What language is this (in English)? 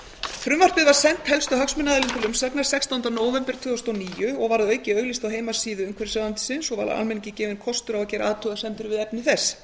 Icelandic